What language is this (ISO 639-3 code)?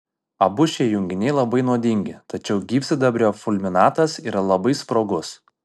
lit